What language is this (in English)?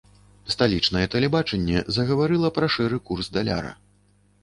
Belarusian